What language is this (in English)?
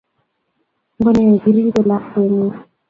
Kalenjin